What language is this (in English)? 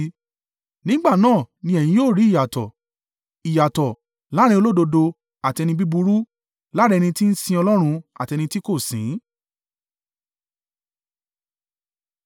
Yoruba